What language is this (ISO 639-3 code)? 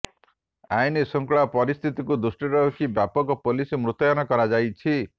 ori